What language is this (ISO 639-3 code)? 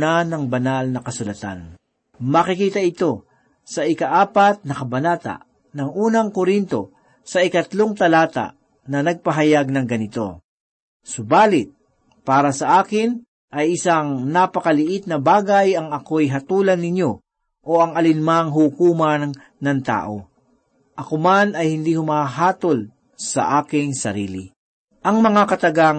fil